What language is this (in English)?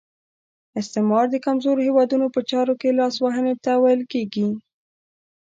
Pashto